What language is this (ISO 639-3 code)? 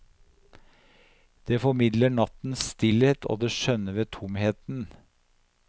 nor